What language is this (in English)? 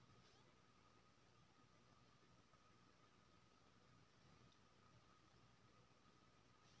Maithili